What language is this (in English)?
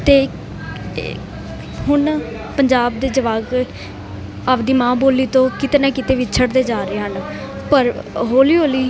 Punjabi